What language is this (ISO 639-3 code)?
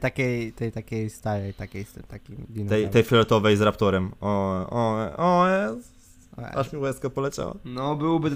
pol